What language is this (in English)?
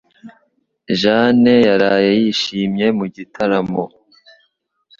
Kinyarwanda